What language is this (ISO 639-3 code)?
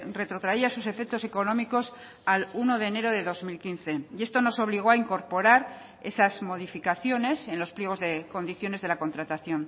spa